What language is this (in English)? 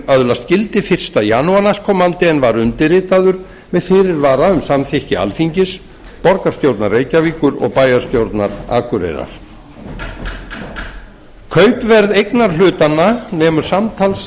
Icelandic